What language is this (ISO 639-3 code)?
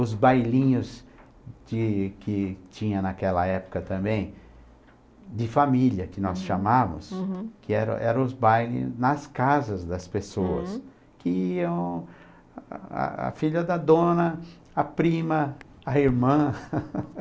por